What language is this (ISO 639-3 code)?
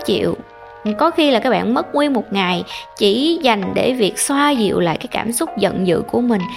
vie